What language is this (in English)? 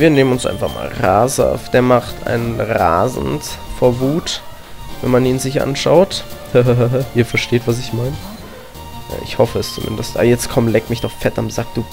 German